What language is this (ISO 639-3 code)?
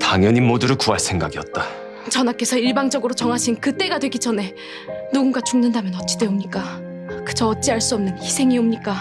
kor